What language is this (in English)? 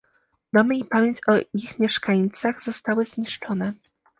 Polish